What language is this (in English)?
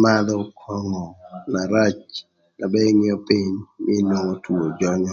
Thur